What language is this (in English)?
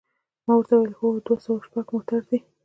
Pashto